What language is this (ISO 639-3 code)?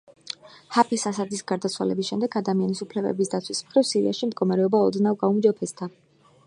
kat